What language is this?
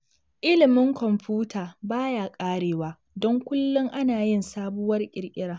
Hausa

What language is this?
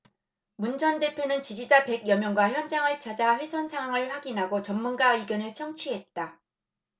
Korean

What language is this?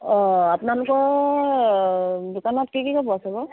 Assamese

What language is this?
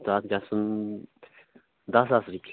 Kashmiri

